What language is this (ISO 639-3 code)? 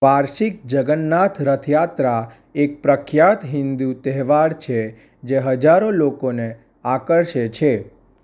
guj